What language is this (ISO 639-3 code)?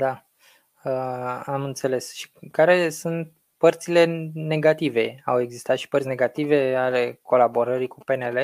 ron